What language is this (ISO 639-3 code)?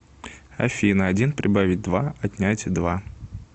rus